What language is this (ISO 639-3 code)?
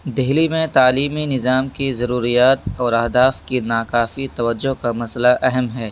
urd